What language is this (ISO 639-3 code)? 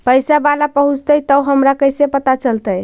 mag